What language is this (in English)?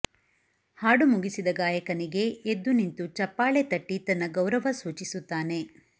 Kannada